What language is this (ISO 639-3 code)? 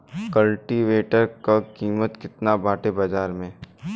bho